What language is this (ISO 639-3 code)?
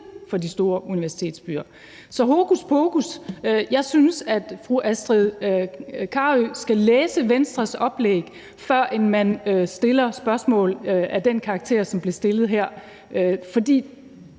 dan